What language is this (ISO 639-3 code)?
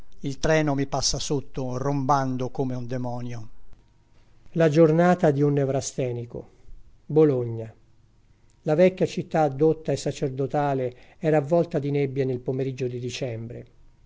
ita